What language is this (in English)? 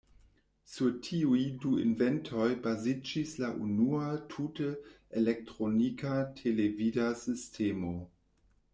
Esperanto